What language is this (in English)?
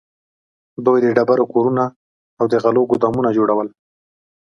Pashto